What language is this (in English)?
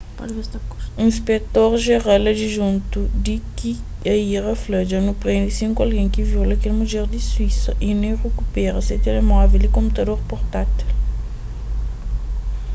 Kabuverdianu